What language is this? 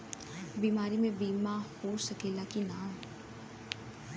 Bhojpuri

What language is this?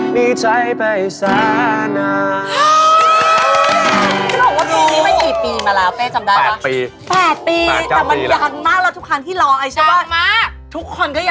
Thai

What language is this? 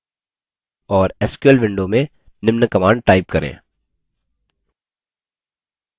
Hindi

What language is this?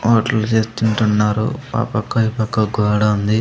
Telugu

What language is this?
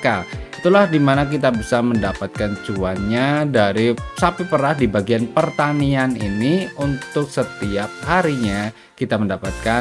Indonesian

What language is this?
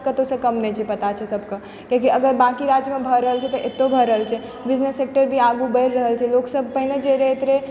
Maithili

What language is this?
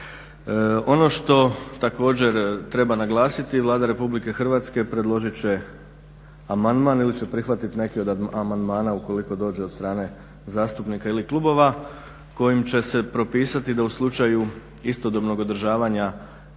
Croatian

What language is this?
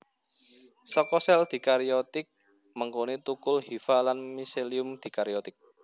Javanese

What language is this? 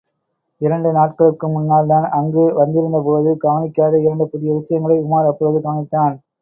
Tamil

